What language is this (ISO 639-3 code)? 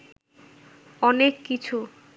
ben